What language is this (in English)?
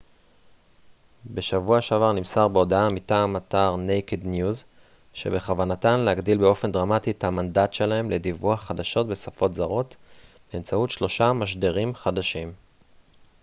Hebrew